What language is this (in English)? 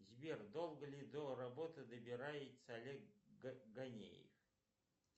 Russian